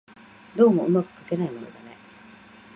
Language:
Japanese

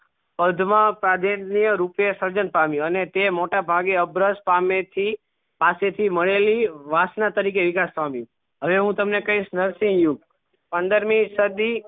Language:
Gujarati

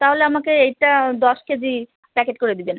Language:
Bangla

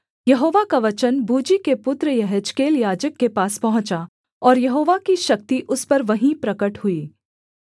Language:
Hindi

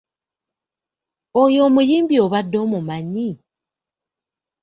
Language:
Ganda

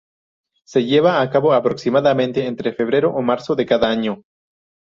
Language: Spanish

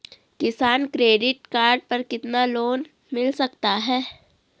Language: Hindi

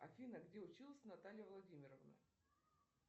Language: Russian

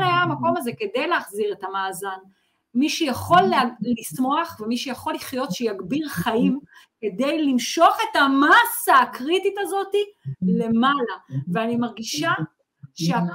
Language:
Hebrew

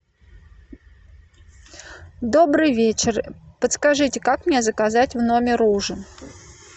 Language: Russian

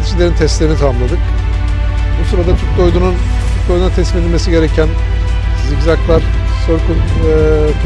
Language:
Turkish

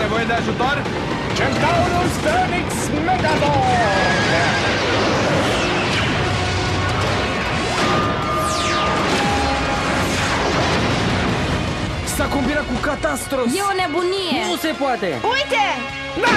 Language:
Romanian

